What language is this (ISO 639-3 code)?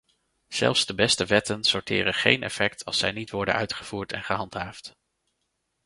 nld